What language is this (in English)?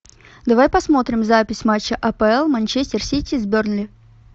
Russian